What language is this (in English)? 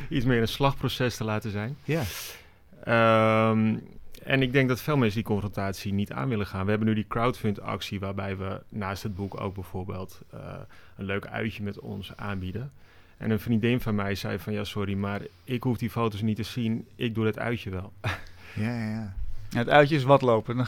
Dutch